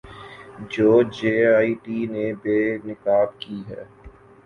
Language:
Urdu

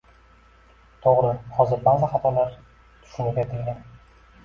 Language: Uzbek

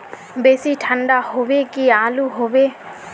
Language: Magahi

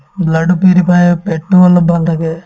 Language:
Assamese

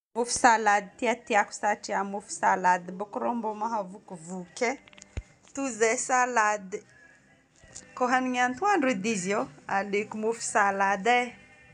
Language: Northern Betsimisaraka Malagasy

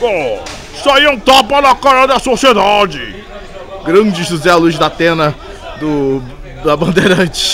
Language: Portuguese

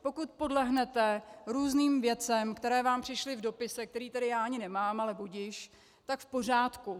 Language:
Czech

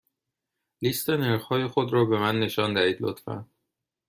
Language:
Persian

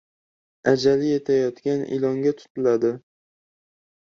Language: Uzbek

